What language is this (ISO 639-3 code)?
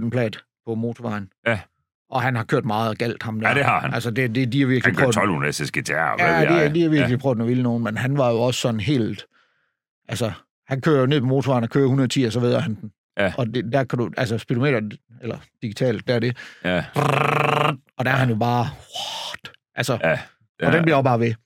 dan